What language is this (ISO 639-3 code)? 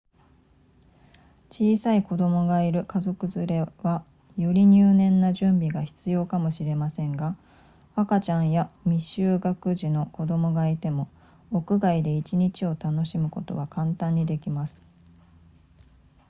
jpn